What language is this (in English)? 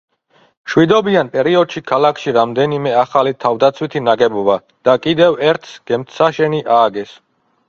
Georgian